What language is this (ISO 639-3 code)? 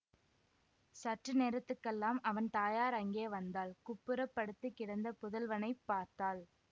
tam